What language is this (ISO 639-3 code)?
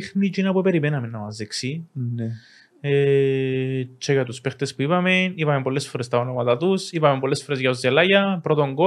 ell